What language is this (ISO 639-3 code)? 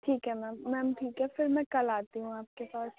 urd